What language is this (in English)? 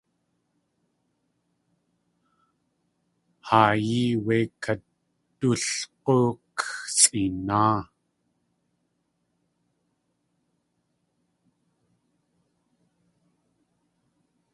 Tlingit